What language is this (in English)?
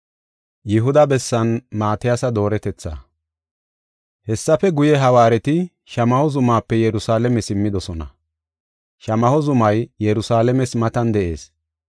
Gofa